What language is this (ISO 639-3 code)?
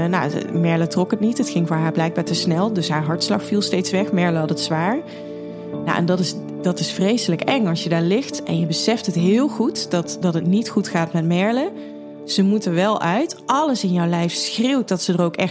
nld